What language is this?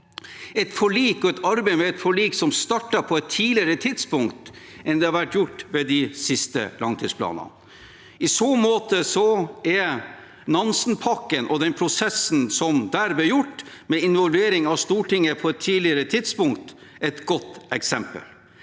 Norwegian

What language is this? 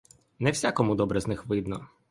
Ukrainian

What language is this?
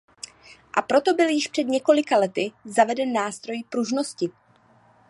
Czech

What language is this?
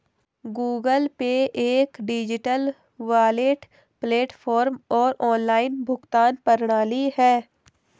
Hindi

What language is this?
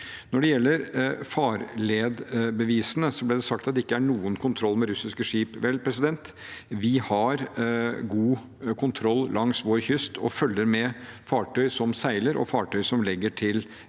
Norwegian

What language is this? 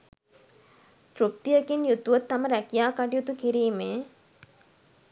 Sinhala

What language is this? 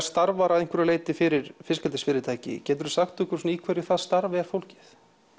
Icelandic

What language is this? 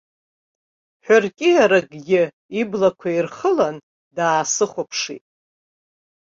Abkhazian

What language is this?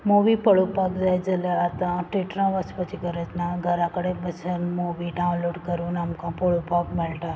Konkani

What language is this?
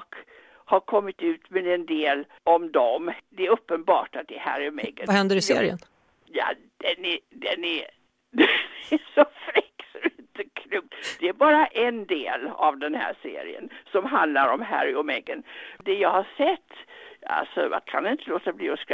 Swedish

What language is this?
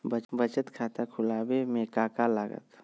Magahi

